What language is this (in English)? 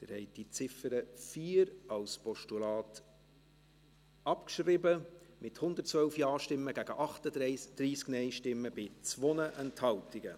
Swiss German